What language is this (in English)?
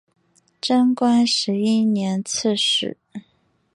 Chinese